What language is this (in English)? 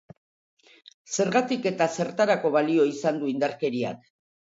Basque